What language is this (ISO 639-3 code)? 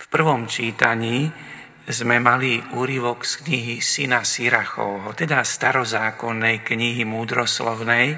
slk